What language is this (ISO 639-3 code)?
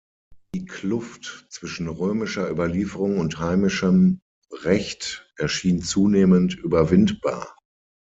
deu